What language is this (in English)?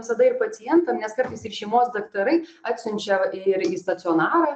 Lithuanian